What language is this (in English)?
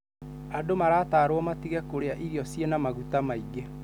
Kikuyu